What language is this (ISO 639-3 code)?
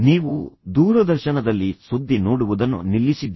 kan